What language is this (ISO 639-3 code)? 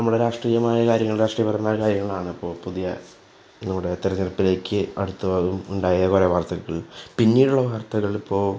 mal